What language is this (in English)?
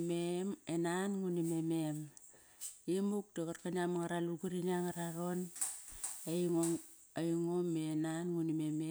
Kairak